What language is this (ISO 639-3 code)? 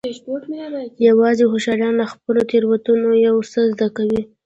pus